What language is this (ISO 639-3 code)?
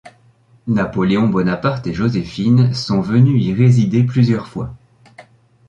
fra